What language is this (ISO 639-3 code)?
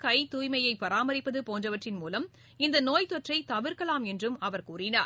tam